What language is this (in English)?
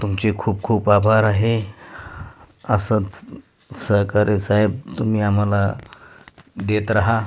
Marathi